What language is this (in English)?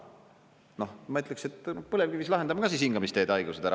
Estonian